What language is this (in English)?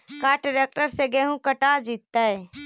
Magahi